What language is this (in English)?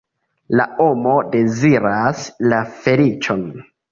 Esperanto